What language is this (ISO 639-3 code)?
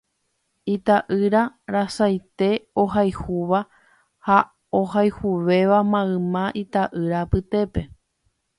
grn